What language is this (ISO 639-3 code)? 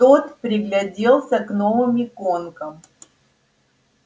rus